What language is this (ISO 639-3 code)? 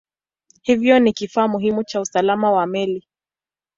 swa